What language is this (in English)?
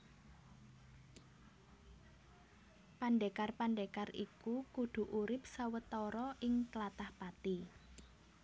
Javanese